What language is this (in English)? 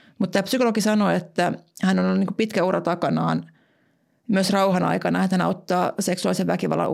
Finnish